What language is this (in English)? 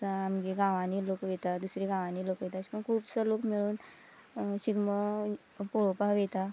Konkani